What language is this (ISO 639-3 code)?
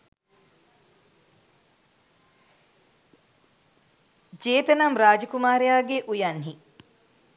sin